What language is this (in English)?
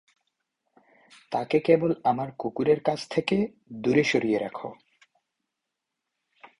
Bangla